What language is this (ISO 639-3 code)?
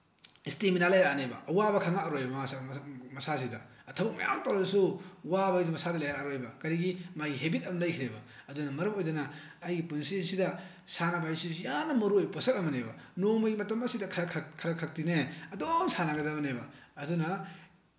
mni